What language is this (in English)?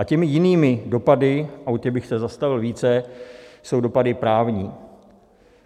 Czech